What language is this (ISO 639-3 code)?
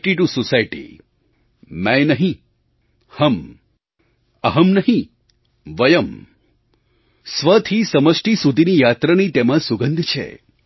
guj